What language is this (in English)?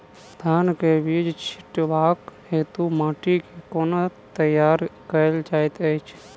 Maithili